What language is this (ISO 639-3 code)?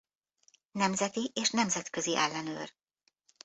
hun